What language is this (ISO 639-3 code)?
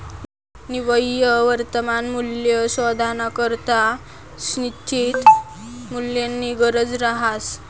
mar